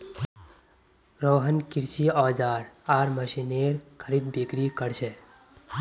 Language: Magahi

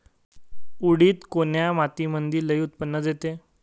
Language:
Marathi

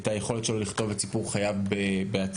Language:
Hebrew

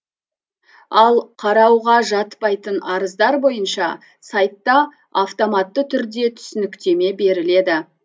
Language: Kazakh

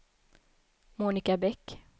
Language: Swedish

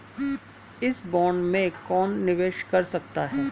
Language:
Hindi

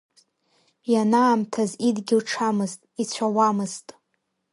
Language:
Abkhazian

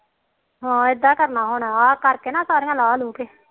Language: Punjabi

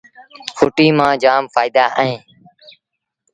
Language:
Sindhi Bhil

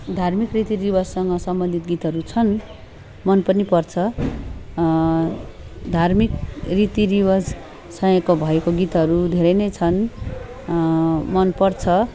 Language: Nepali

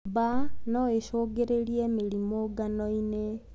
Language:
Kikuyu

